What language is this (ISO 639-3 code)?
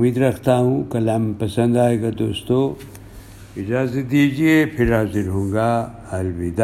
urd